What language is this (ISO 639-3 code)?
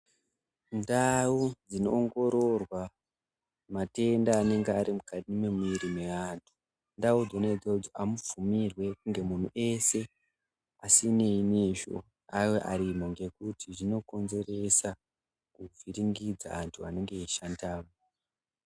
ndc